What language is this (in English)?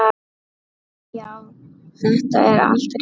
Icelandic